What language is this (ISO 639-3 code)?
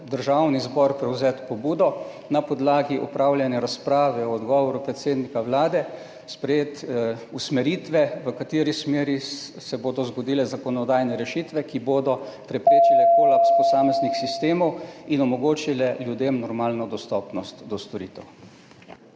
slv